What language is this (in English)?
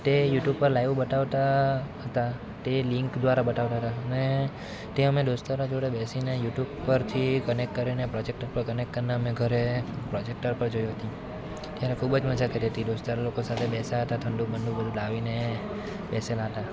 Gujarati